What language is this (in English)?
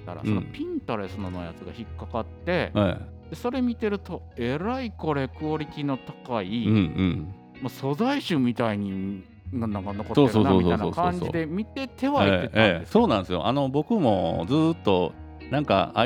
Japanese